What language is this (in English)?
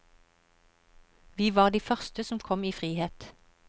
Norwegian